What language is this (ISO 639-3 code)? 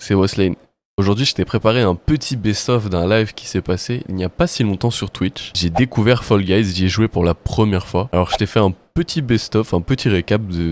fra